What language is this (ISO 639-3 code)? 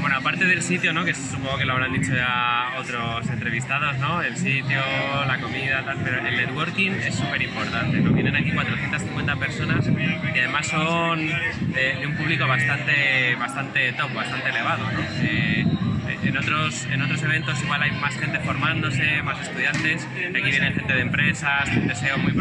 spa